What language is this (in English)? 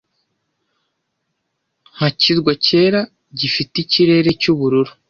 Kinyarwanda